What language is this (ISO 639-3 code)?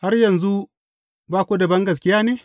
hau